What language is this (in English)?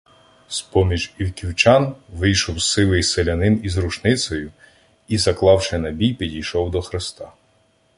Ukrainian